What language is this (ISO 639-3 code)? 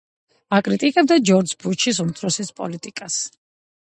kat